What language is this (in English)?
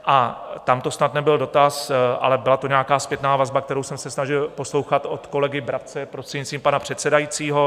Czech